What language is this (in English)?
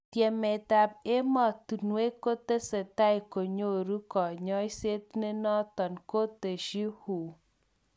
Kalenjin